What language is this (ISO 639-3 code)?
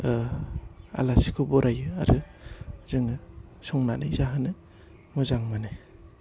brx